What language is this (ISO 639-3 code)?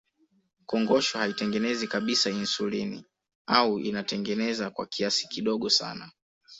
swa